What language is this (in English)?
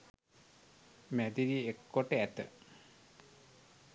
Sinhala